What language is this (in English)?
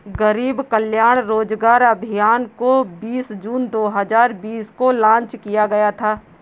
Hindi